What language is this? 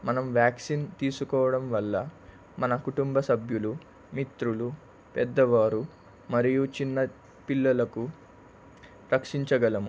Telugu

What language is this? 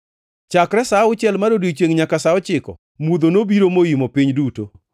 Luo (Kenya and Tanzania)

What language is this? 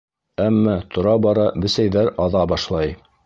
Bashkir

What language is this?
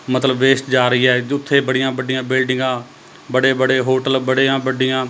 Punjabi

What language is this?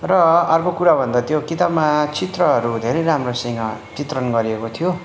Nepali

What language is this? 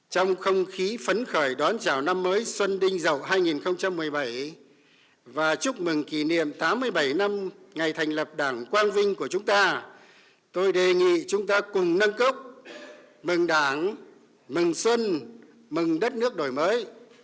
Vietnamese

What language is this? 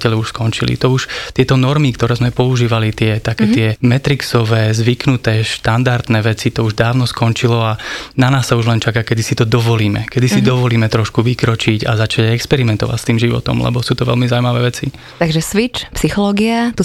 Slovak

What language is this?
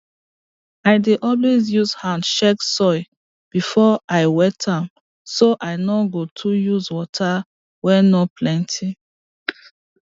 Nigerian Pidgin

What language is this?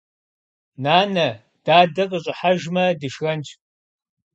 Kabardian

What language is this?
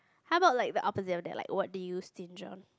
English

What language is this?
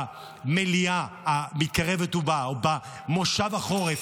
Hebrew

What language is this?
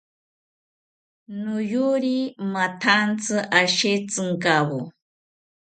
South Ucayali Ashéninka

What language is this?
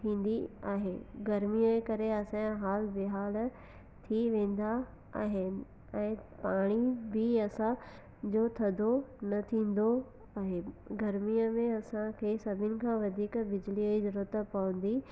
Sindhi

